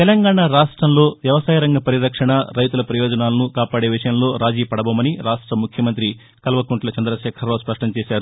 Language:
Telugu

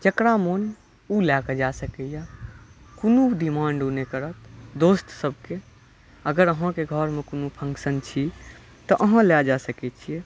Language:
Maithili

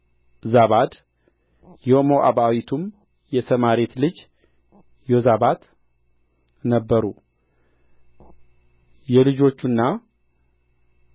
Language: Amharic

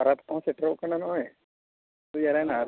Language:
Santali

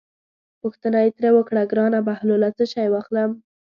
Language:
Pashto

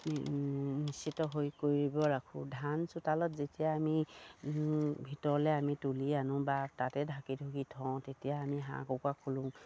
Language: Assamese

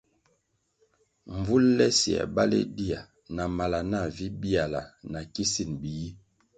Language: Kwasio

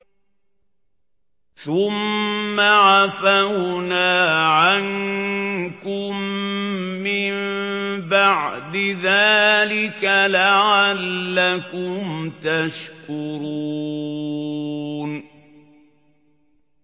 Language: Arabic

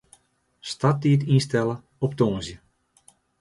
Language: Western Frisian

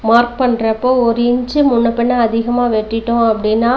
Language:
Tamil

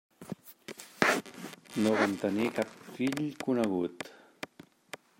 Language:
Catalan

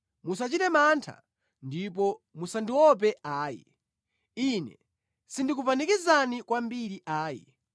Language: Nyanja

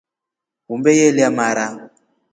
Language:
Rombo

